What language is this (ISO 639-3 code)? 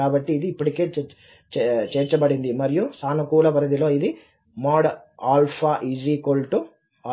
tel